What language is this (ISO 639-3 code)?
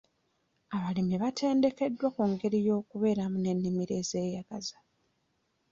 lug